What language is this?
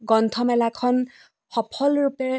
Assamese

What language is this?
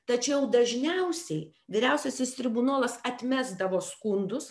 Lithuanian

